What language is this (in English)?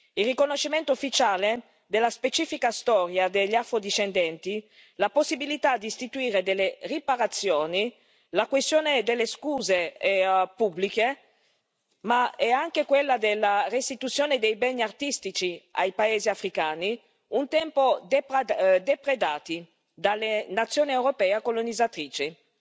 Italian